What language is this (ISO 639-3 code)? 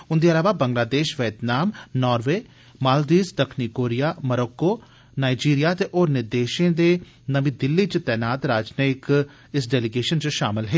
doi